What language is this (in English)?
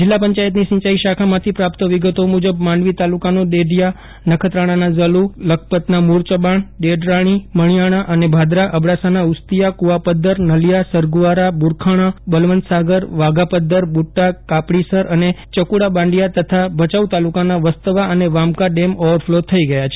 Gujarati